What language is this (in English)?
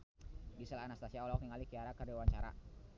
Sundanese